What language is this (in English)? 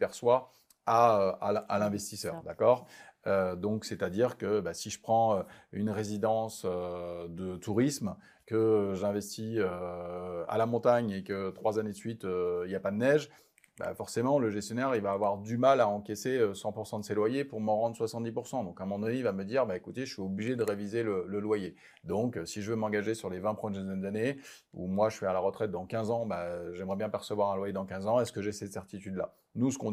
French